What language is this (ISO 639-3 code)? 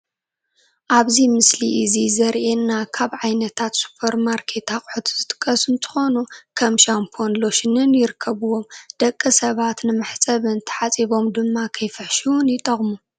tir